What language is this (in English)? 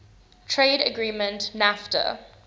English